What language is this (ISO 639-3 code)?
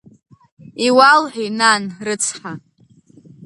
abk